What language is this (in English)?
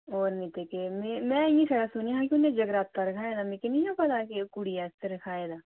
Dogri